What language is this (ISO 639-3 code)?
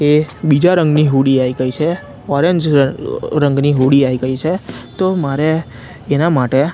guj